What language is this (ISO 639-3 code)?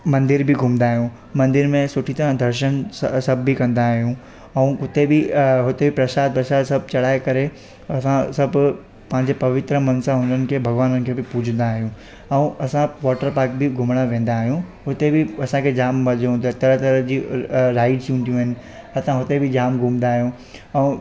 snd